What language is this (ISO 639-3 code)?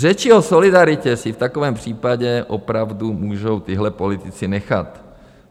ces